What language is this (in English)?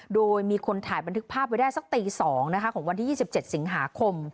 Thai